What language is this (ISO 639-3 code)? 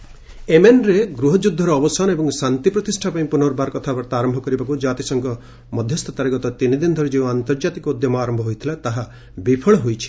ori